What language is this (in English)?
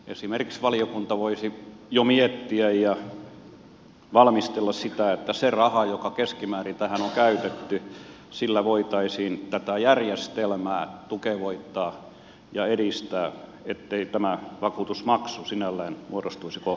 Finnish